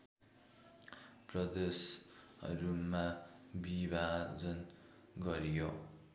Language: Nepali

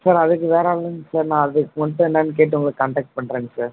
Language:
Tamil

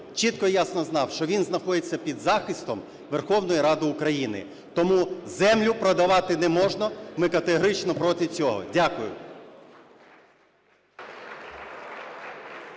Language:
Ukrainian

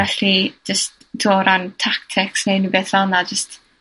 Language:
Welsh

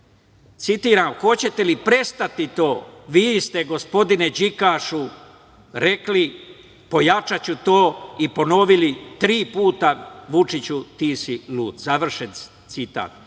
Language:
Serbian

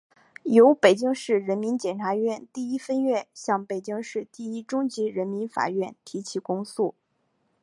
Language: Chinese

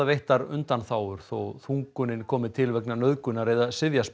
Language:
Icelandic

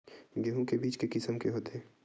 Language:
Chhattisgarhi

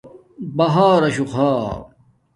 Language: Domaaki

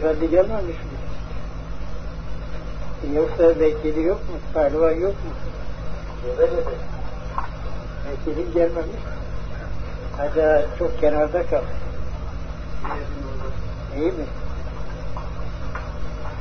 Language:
Turkish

